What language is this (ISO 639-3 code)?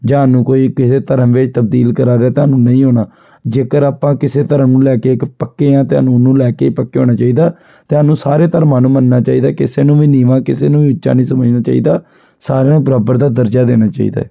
pan